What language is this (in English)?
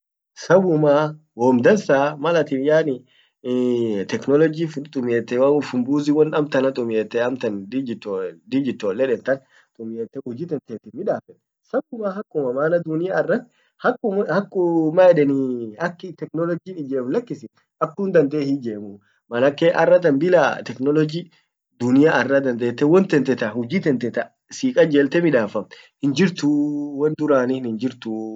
Orma